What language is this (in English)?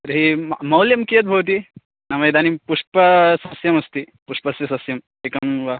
Sanskrit